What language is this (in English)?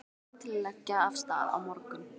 Icelandic